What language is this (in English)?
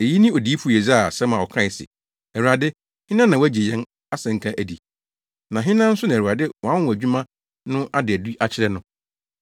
Akan